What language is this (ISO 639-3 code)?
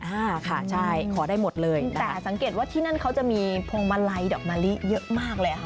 tha